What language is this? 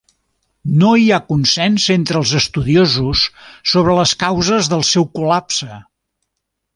Catalan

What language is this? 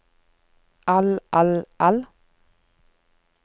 Norwegian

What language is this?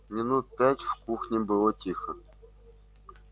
Russian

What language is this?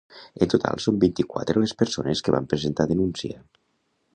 Catalan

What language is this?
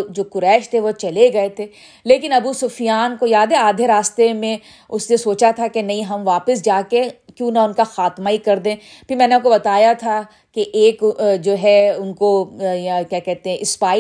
Urdu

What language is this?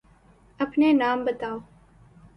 Urdu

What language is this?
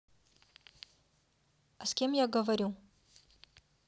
Russian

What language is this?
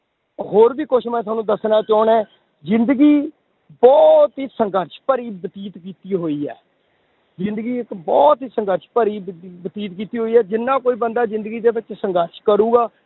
Punjabi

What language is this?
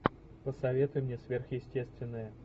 Russian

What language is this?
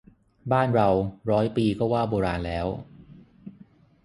Thai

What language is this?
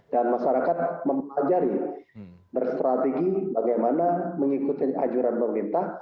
Indonesian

